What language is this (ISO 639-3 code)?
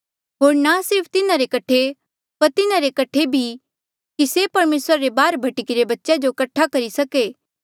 mjl